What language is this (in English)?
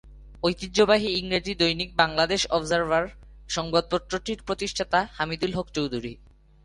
Bangla